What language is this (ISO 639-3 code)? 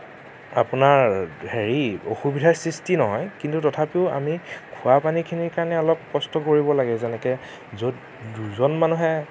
asm